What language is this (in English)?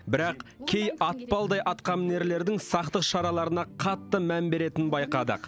Kazakh